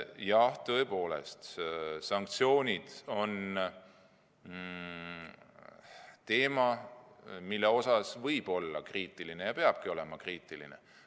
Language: Estonian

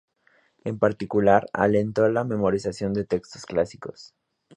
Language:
Spanish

